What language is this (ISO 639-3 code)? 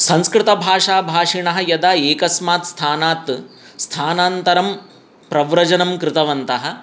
san